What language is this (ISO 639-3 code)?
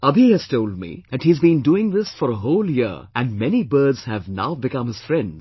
eng